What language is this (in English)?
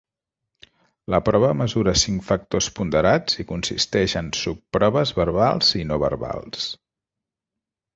Catalan